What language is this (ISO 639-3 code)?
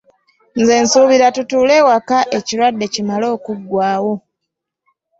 lug